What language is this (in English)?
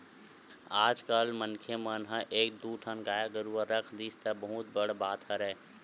Chhattisgarhi